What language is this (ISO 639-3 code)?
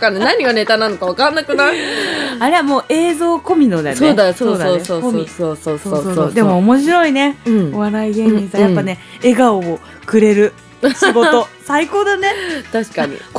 jpn